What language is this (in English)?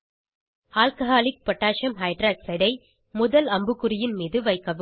Tamil